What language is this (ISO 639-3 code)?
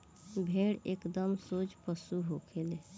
bho